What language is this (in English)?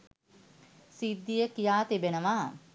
Sinhala